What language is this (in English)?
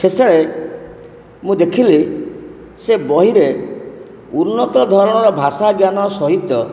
Odia